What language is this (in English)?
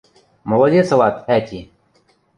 Western Mari